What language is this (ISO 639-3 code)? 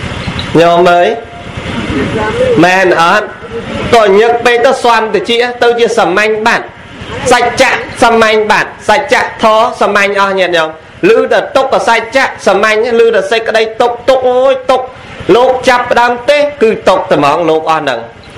vie